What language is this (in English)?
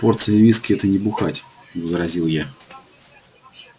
Russian